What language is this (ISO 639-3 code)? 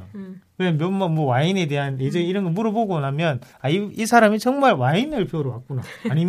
kor